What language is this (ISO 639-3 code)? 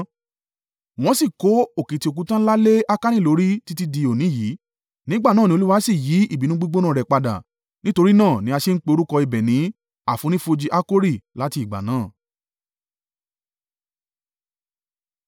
yor